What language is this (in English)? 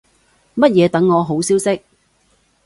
Cantonese